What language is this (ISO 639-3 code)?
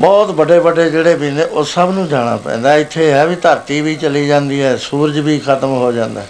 pan